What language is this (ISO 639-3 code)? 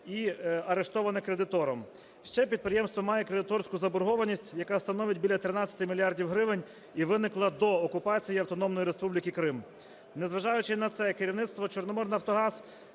ukr